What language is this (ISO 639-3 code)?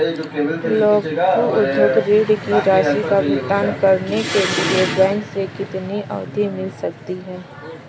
hin